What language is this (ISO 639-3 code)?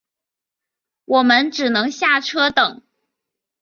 zho